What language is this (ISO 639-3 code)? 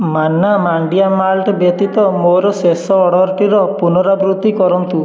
ori